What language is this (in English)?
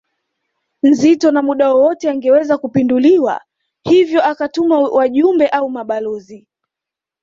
Swahili